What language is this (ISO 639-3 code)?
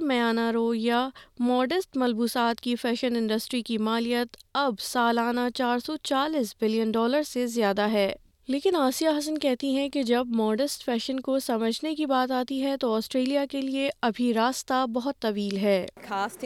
urd